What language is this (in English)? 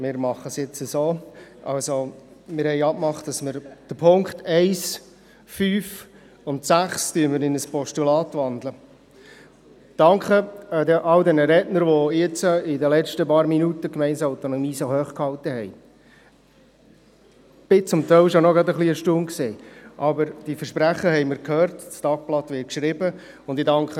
Swiss German